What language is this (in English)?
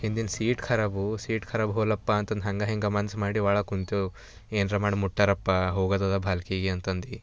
Kannada